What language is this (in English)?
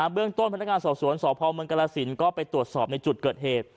Thai